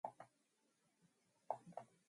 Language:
Mongolian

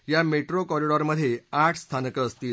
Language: Marathi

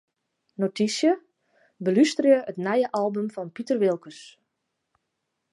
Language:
Western Frisian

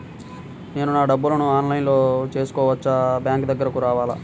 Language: Telugu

